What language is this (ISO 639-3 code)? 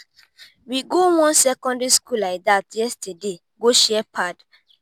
pcm